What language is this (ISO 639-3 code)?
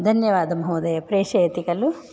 san